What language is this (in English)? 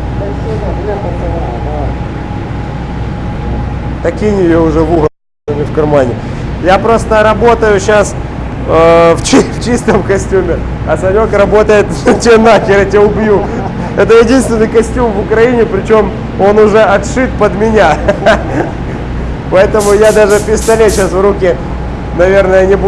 Russian